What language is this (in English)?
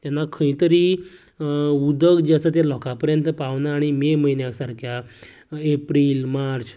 Konkani